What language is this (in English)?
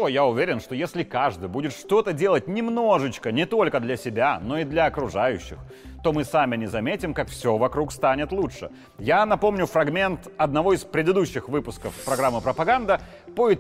Russian